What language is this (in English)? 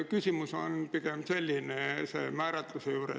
Estonian